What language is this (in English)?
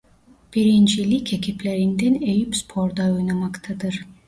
Turkish